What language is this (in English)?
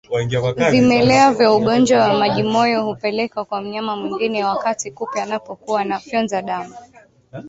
Swahili